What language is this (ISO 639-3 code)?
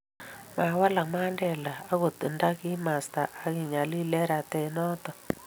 kln